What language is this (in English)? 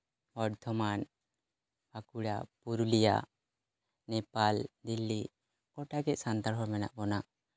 Santali